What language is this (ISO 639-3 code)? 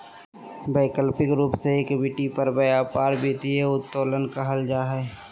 mag